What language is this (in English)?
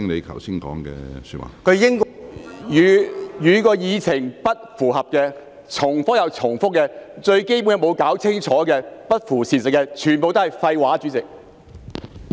Cantonese